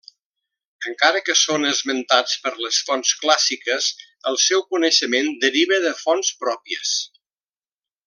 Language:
Catalan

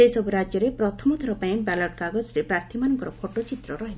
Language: Odia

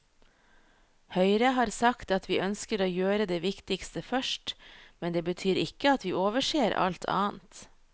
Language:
Norwegian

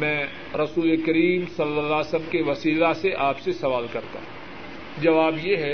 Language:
Urdu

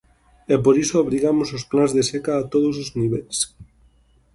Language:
Galician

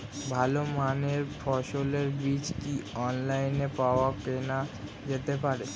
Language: Bangla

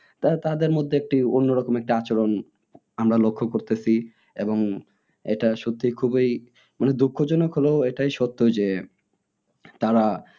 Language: Bangla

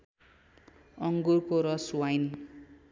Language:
Nepali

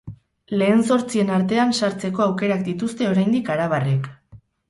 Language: Basque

